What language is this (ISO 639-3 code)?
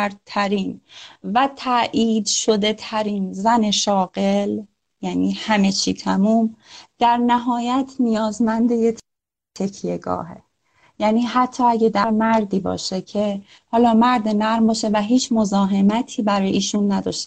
fas